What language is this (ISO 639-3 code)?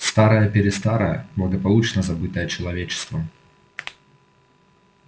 rus